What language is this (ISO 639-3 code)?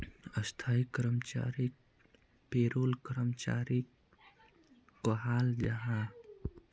mag